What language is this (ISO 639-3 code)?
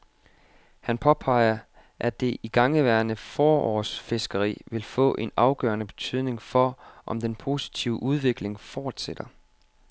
dan